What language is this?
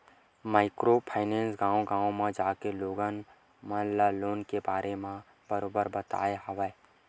Chhattisgarhi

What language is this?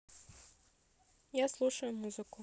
Russian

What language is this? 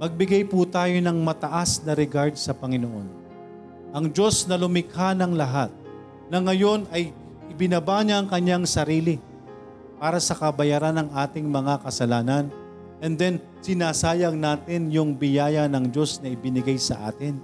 Filipino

